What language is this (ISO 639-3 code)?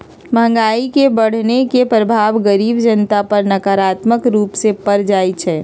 mag